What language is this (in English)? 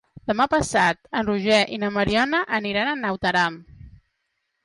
Catalan